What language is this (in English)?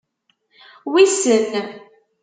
Kabyle